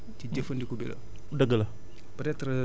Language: Wolof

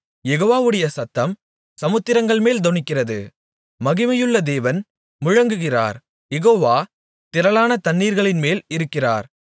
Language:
Tamil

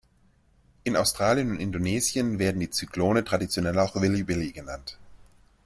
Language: German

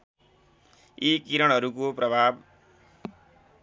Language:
Nepali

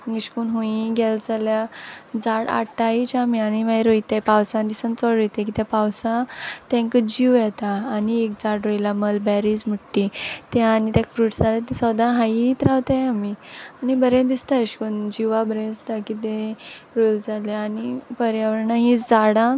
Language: Konkani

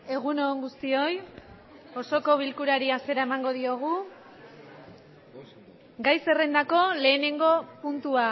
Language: Basque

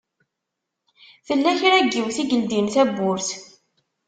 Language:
Kabyle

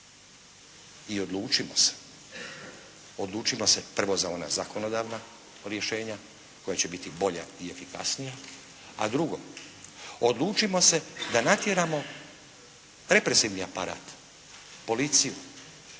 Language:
Croatian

